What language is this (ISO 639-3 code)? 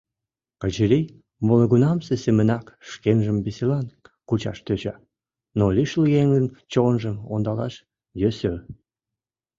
chm